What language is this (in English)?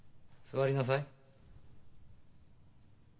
Japanese